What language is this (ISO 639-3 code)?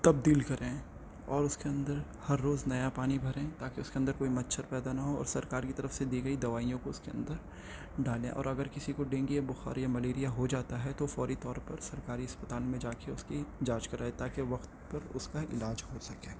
urd